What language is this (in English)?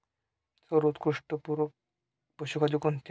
Marathi